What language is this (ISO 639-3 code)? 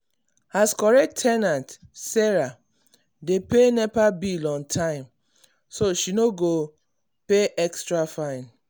pcm